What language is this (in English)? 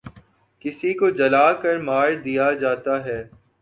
Urdu